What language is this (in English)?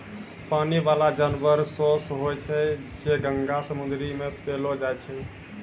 Maithili